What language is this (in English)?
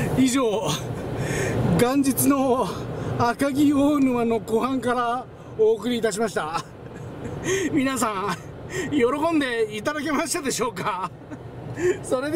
Japanese